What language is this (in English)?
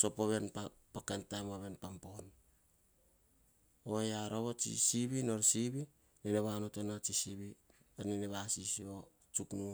Hahon